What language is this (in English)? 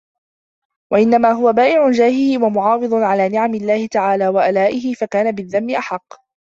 Arabic